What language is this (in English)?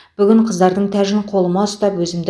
Kazakh